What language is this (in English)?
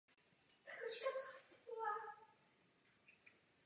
Czech